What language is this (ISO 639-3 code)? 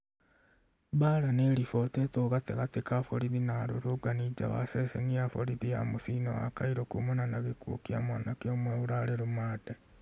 kik